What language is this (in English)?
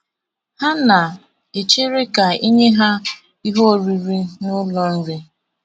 Igbo